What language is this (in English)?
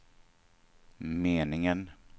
Swedish